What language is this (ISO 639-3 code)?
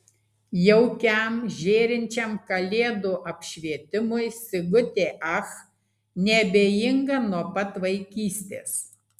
lit